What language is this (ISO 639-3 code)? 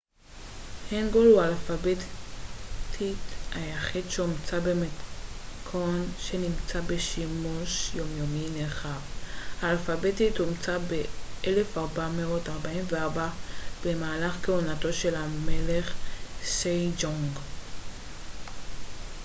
heb